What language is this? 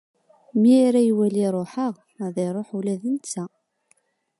Kabyle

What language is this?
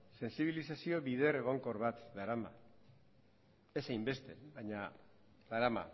Basque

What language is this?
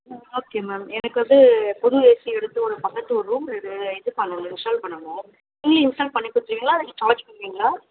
Tamil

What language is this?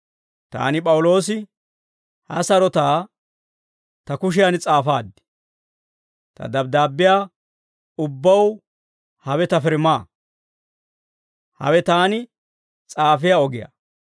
Dawro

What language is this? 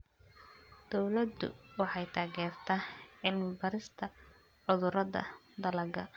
Somali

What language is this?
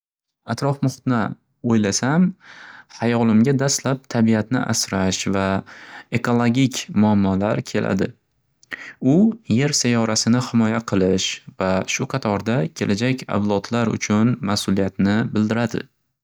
Uzbek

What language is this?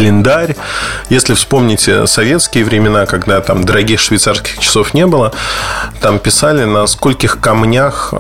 Russian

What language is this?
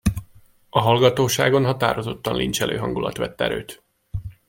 Hungarian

